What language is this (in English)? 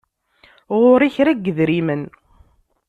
Kabyle